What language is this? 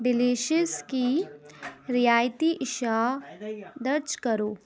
Urdu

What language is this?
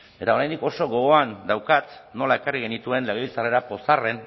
Basque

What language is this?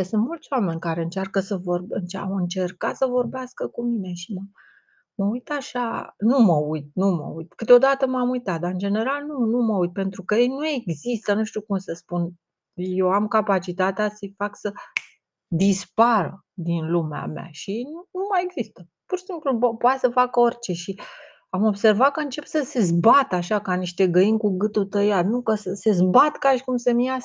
Romanian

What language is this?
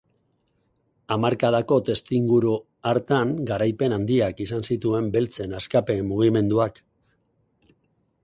Basque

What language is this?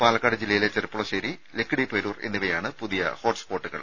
Malayalam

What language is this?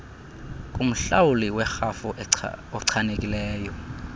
Xhosa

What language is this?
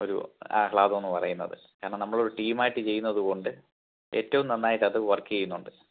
Malayalam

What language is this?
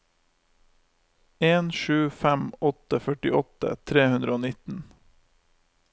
Norwegian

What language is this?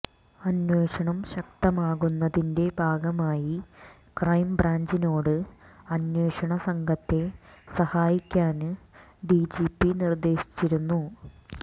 Malayalam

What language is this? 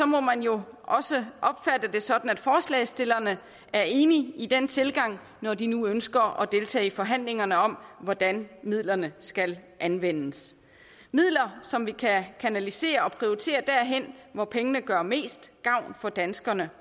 Danish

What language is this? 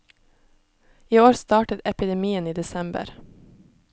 Norwegian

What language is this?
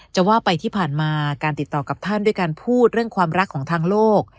Thai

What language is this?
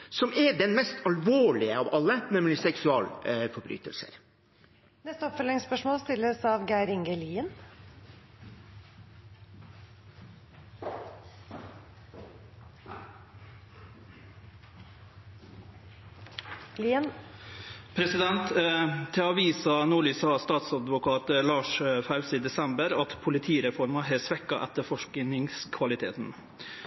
Norwegian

